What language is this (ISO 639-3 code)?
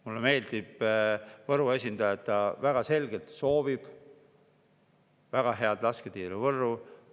est